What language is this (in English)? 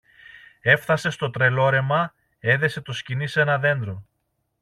Greek